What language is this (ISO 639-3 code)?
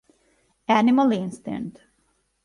ita